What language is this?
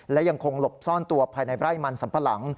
Thai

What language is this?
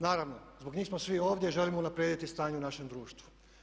Croatian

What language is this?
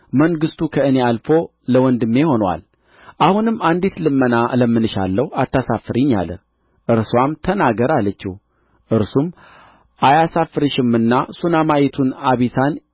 Amharic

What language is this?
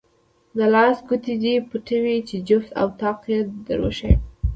Pashto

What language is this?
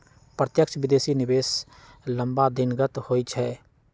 Magahi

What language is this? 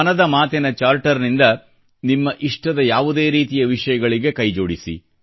Kannada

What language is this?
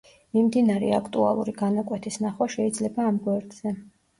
Georgian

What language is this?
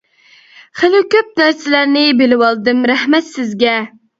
Uyghur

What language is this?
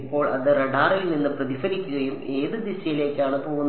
Malayalam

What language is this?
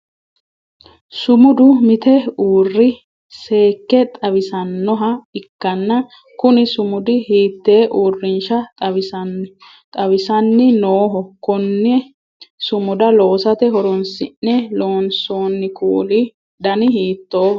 Sidamo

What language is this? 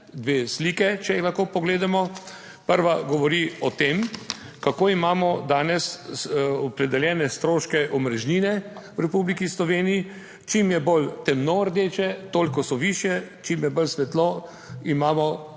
Slovenian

